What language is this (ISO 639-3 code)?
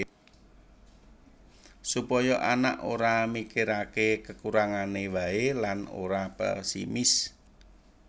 jav